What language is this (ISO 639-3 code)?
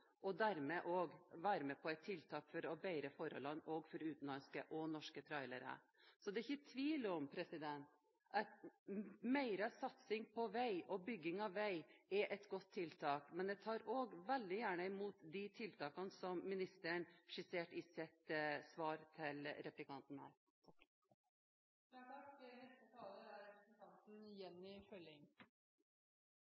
nor